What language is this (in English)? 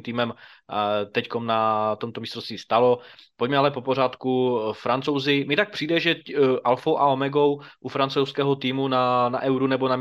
Czech